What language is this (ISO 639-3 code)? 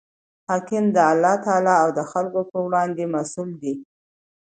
pus